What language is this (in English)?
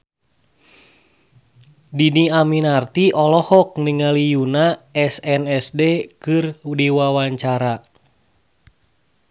Sundanese